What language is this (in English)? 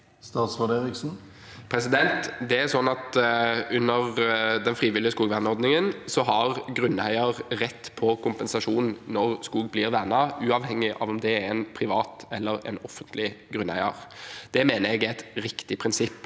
Norwegian